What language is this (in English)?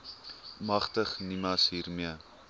Afrikaans